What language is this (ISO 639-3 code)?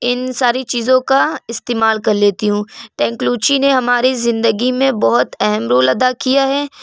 urd